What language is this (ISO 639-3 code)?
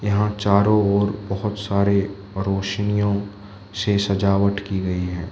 hin